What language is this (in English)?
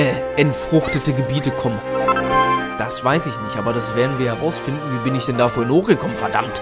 German